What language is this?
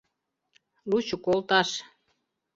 Mari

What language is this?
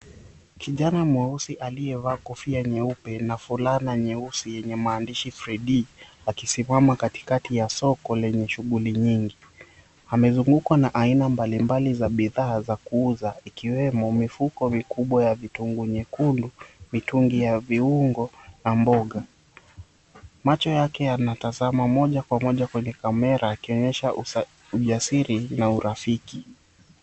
Swahili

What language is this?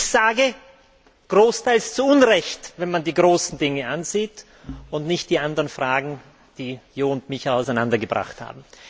German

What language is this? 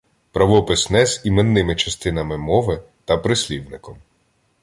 Ukrainian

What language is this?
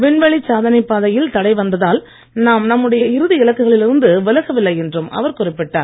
Tamil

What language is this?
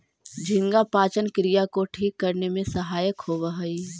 Magahi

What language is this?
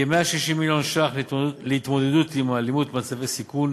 Hebrew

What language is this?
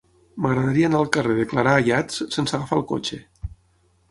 Catalan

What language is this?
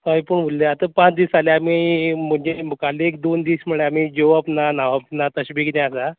Konkani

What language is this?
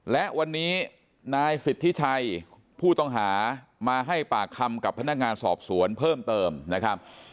Thai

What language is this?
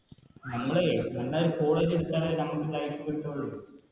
Malayalam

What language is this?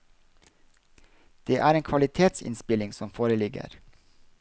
Norwegian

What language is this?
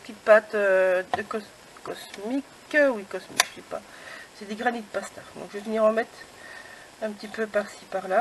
French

